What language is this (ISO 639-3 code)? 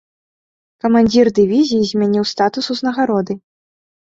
bel